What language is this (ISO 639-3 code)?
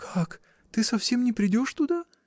rus